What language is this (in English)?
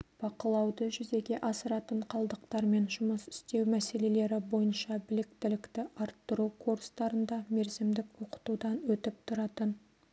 Kazakh